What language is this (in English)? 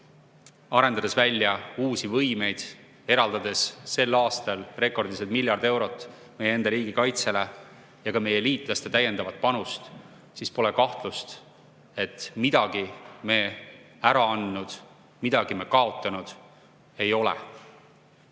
Estonian